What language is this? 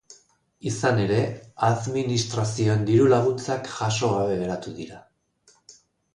Basque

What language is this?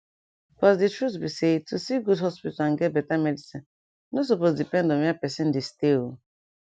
Nigerian Pidgin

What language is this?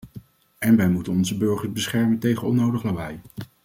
Dutch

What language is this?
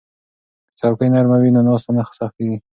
Pashto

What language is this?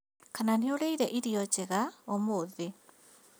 Kikuyu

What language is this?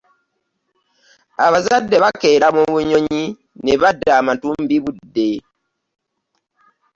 Ganda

